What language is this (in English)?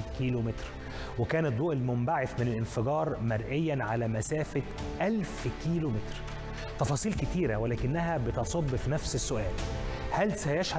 Arabic